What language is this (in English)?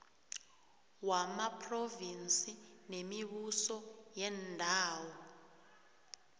South Ndebele